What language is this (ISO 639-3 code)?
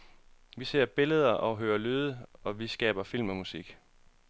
dan